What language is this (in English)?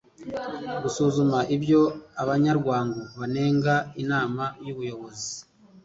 Kinyarwanda